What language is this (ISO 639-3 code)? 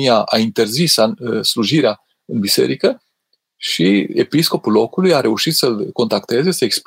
ron